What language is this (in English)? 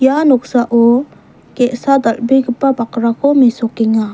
Garo